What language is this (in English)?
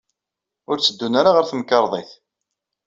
Kabyle